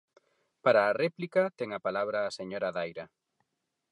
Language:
Galician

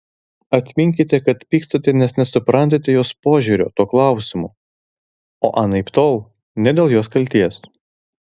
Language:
Lithuanian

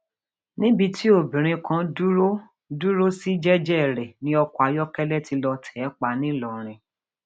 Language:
Yoruba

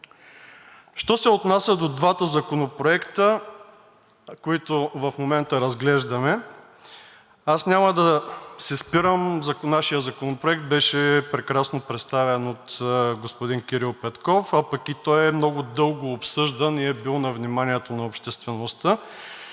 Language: Bulgarian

